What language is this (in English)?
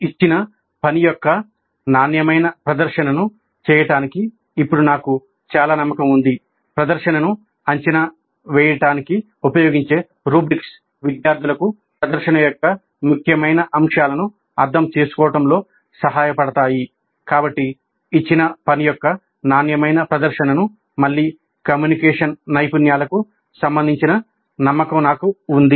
Telugu